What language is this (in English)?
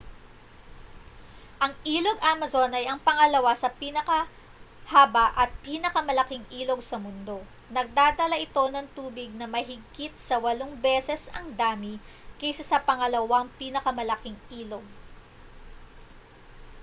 Filipino